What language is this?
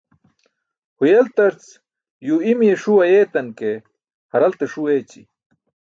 Burushaski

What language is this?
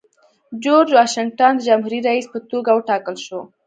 Pashto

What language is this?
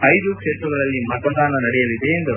Kannada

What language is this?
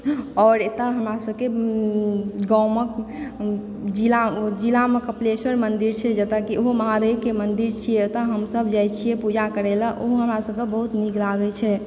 Maithili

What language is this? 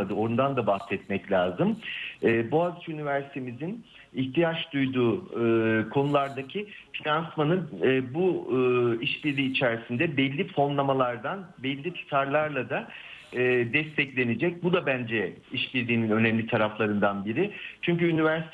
Turkish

